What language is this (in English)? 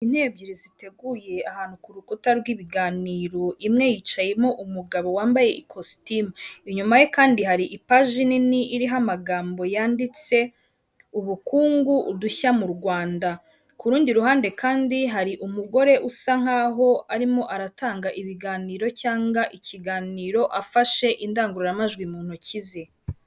Kinyarwanda